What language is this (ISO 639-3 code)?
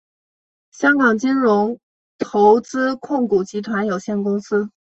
zho